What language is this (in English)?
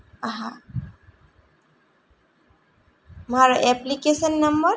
Gujarati